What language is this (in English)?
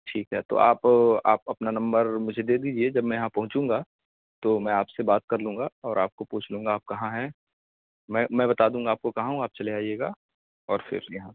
Urdu